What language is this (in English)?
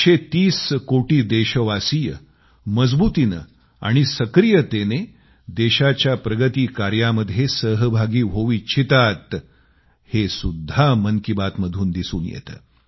Marathi